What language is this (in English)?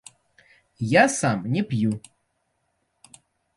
Belarusian